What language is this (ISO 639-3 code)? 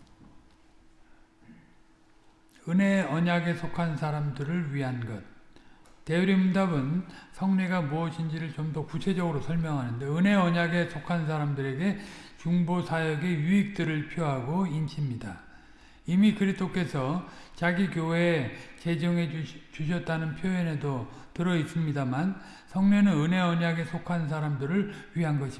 kor